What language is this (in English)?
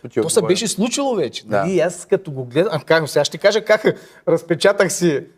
Bulgarian